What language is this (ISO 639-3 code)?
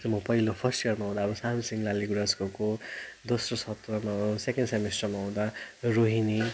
nep